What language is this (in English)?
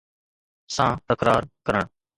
Sindhi